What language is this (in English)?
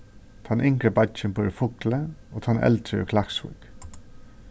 Faroese